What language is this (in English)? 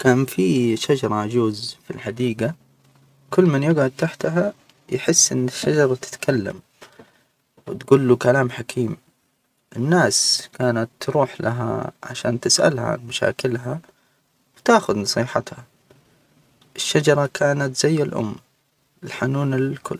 Hijazi Arabic